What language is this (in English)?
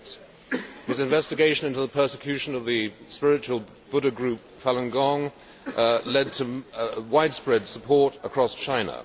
English